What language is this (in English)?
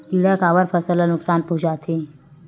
Chhattisgarhi